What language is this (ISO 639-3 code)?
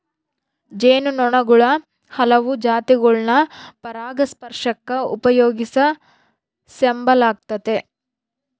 kan